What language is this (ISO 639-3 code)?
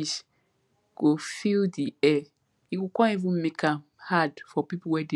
pcm